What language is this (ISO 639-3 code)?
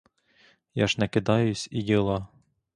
ukr